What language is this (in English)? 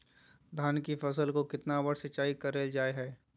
Magahi